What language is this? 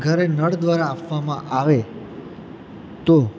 Gujarati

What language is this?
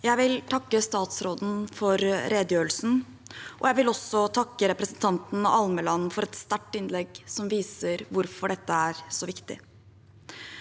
Norwegian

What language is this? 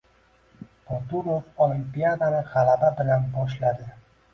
Uzbek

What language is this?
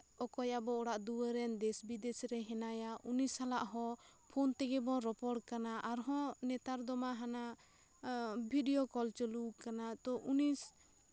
Santali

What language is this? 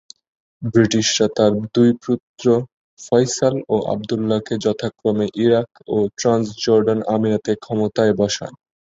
Bangla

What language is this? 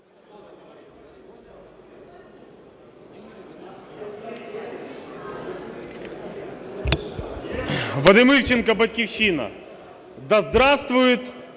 Ukrainian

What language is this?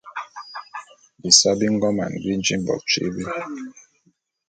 Bulu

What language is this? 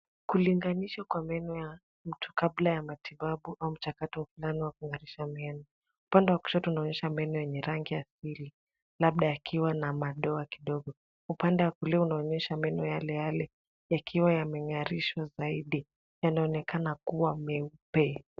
Swahili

